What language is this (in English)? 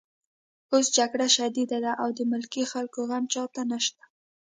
Pashto